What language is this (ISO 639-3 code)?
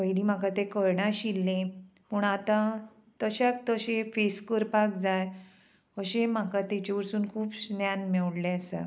kok